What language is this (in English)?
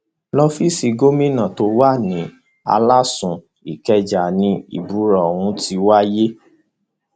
Yoruba